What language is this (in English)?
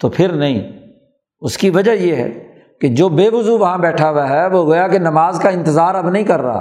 Urdu